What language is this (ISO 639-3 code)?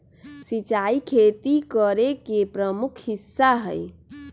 mag